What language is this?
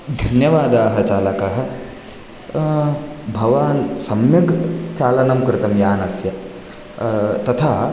Sanskrit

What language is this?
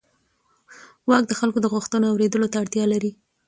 Pashto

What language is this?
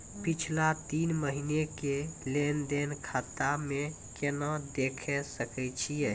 Maithili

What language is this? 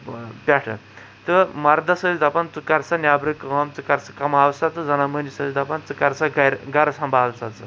Kashmiri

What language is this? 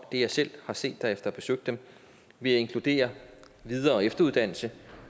Danish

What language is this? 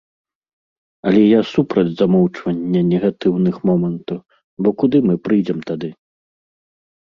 Belarusian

